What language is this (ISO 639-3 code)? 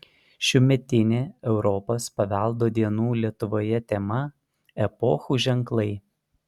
lit